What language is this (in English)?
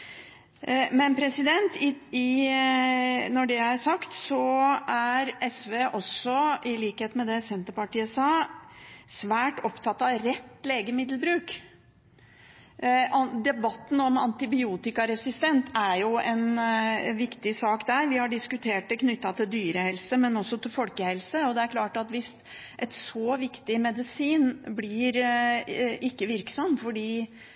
Norwegian Bokmål